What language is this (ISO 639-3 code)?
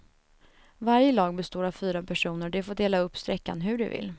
swe